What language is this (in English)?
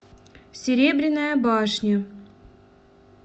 Russian